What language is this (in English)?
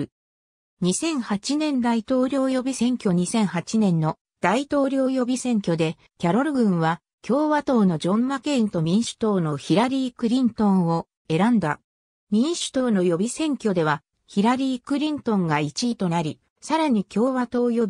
Japanese